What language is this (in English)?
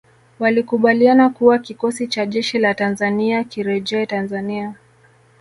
Swahili